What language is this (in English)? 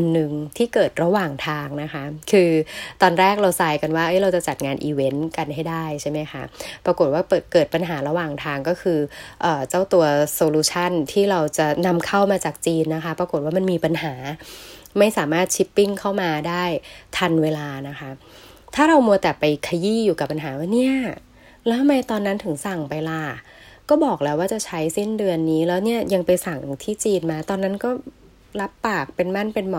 Thai